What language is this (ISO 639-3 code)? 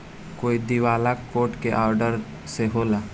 bho